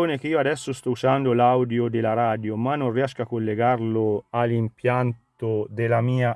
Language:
Italian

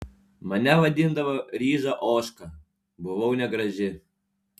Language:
Lithuanian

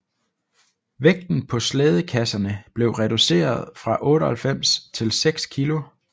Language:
Danish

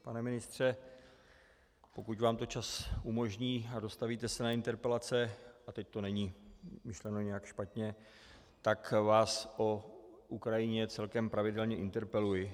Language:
Czech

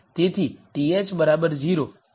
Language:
Gujarati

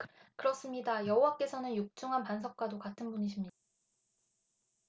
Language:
Korean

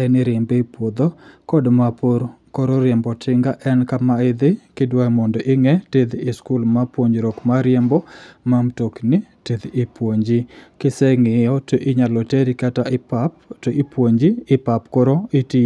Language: Luo (Kenya and Tanzania)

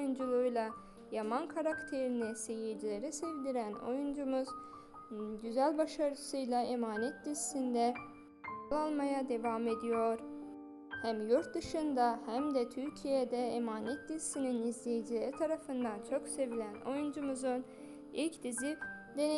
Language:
Turkish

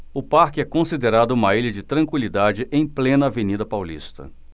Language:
Portuguese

